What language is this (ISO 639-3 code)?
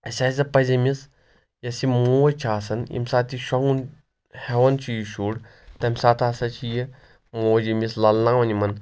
kas